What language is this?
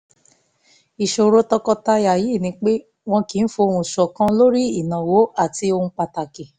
Yoruba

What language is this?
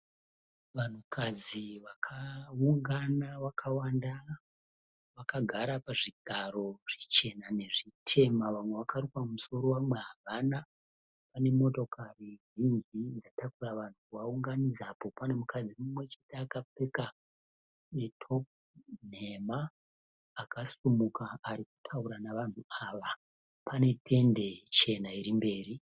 Shona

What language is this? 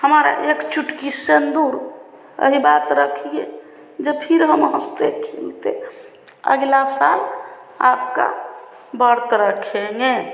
Hindi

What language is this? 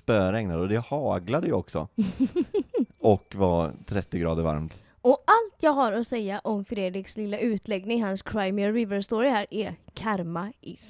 Swedish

